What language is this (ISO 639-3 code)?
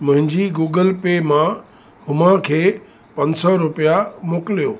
snd